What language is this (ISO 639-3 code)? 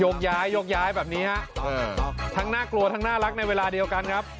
tha